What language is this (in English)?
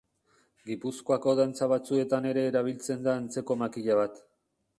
Basque